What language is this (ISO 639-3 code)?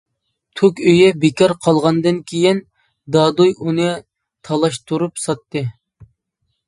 uig